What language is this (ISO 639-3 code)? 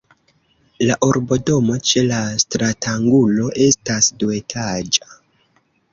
epo